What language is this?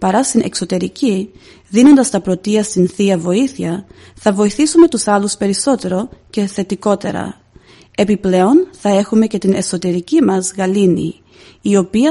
Greek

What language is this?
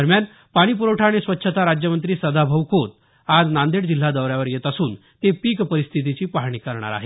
Marathi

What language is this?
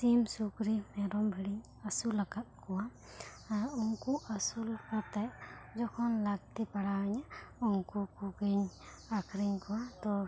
Santali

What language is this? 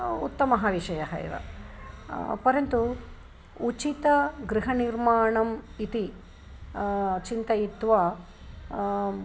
Sanskrit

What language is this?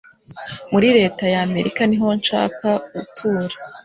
Kinyarwanda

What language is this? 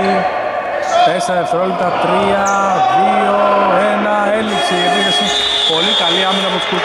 Greek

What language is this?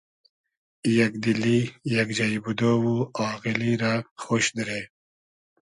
Hazaragi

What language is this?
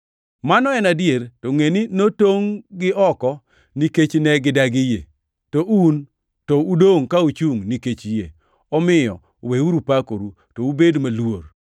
Luo (Kenya and Tanzania)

